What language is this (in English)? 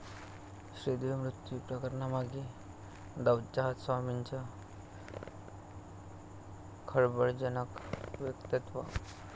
Marathi